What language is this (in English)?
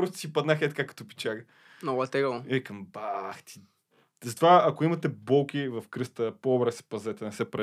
Bulgarian